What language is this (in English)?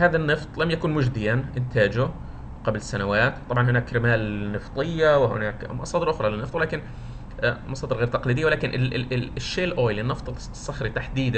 Arabic